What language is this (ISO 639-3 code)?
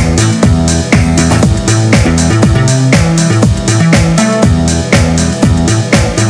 rus